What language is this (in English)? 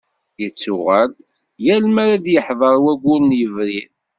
Kabyle